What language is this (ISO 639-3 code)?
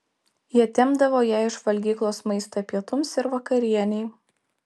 lit